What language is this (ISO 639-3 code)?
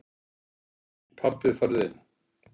isl